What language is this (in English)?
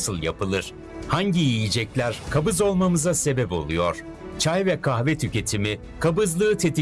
Turkish